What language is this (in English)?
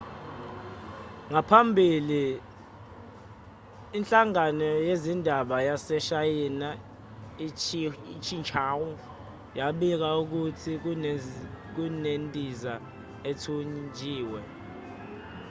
Zulu